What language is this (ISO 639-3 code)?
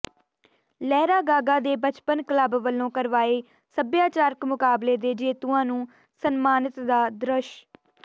pan